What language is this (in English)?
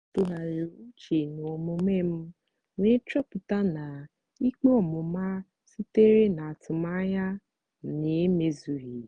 Igbo